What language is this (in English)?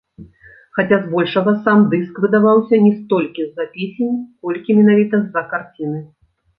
Belarusian